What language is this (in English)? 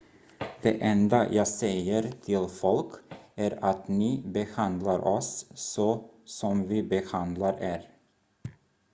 Swedish